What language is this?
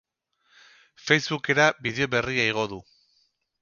Basque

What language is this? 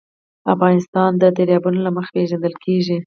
Pashto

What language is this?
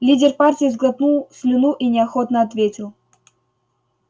Russian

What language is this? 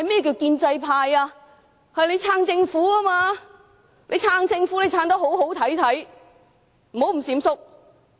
Cantonese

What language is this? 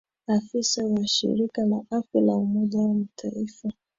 Swahili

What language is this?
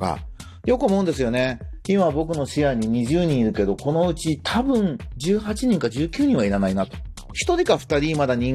Japanese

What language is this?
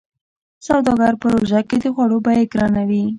Pashto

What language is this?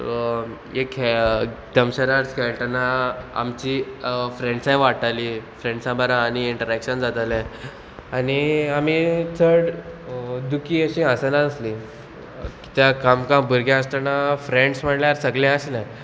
Konkani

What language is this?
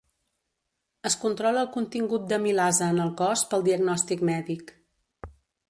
Catalan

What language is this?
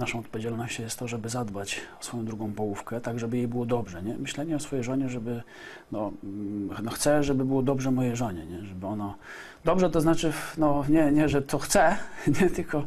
Polish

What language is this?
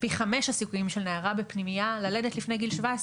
Hebrew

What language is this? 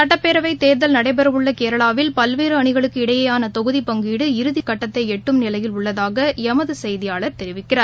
Tamil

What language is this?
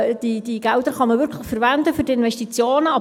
Swiss German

